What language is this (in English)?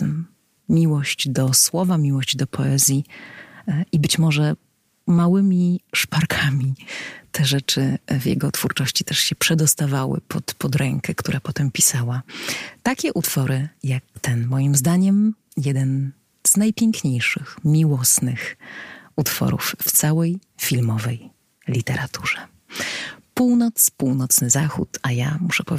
Polish